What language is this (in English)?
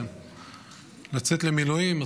Hebrew